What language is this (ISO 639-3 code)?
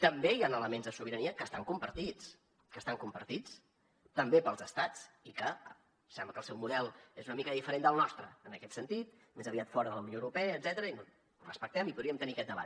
cat